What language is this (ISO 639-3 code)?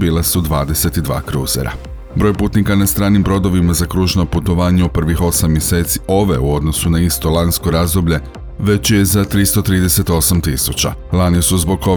hrv